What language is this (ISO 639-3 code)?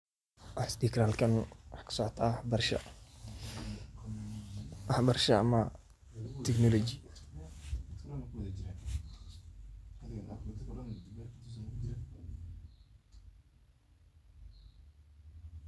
som